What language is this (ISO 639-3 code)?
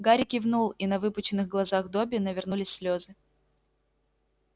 rus